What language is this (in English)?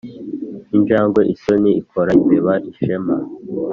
Kinyarwanda